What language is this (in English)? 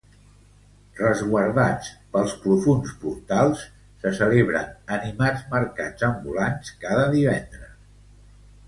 Catalan